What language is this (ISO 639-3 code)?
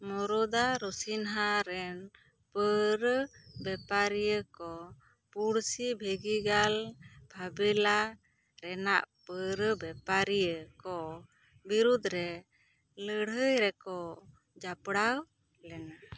sat